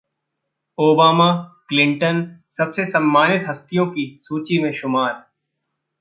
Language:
Hindi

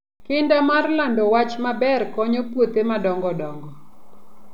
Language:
Luo (Kenya and Tanzania)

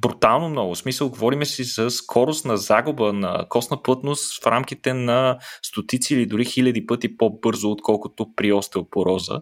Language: Bulgarian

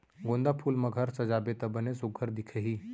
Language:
Chhattisgarhi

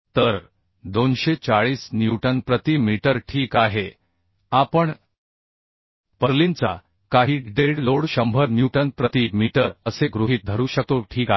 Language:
Marathi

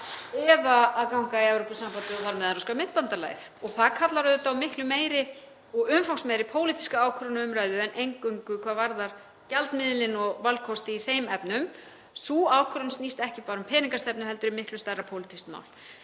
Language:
Icelandic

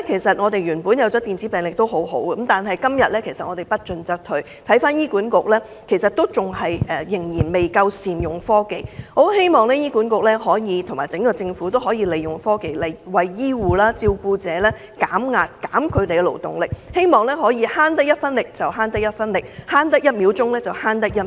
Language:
Cantonese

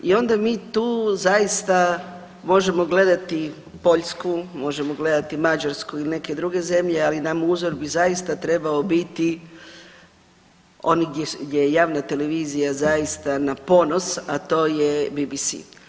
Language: Croatian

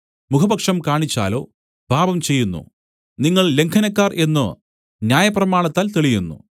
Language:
Malayalam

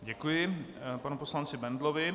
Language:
Czech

